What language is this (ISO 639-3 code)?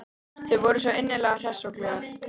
isl